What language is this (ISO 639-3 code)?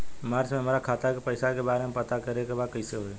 bho